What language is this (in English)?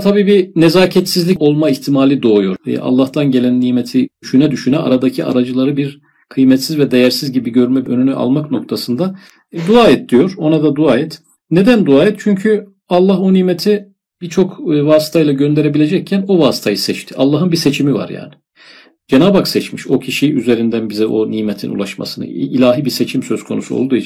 Turkish